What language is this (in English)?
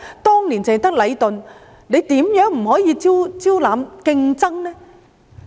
Cantonese